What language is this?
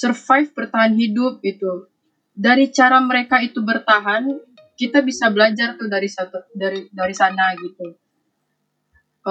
Indonesian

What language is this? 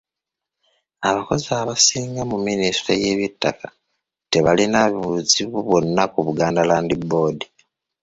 Ganda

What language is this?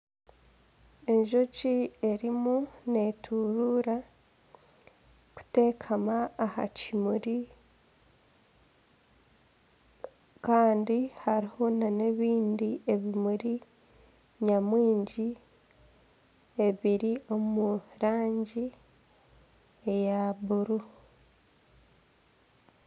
Nyankole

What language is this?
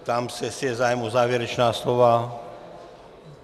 Czech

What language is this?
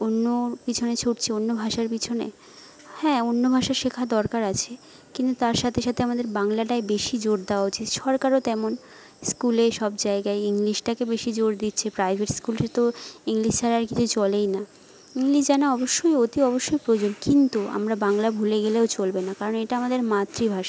Bangla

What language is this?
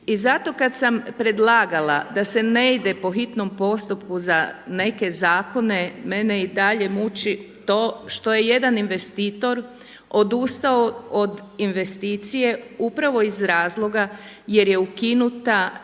Croatian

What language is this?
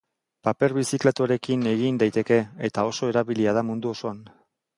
Basque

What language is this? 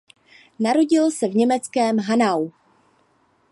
Czech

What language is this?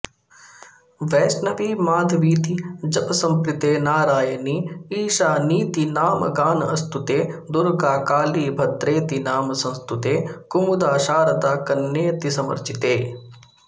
Sanskrit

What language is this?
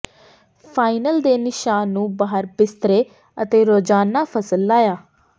Punjabi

